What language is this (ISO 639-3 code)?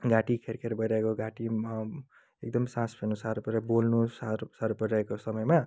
nep